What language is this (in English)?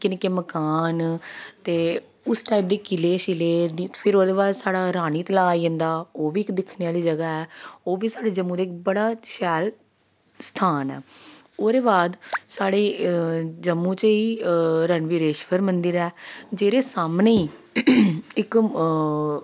Dogri